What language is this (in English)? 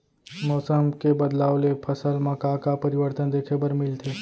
Chhattisgarhi